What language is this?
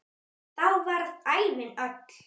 Icelandic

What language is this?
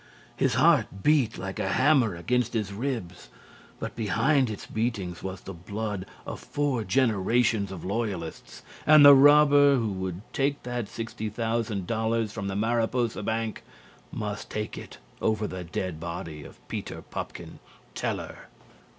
English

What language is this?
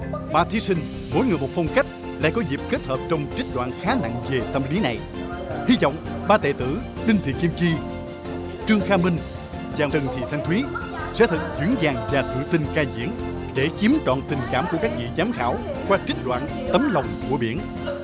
Vietnamese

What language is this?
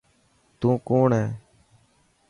Dhatki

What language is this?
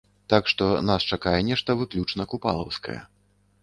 Belarusian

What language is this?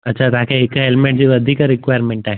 Sindhi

